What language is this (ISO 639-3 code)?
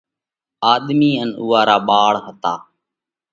kvx